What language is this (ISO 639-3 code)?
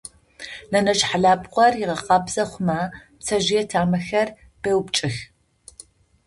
ady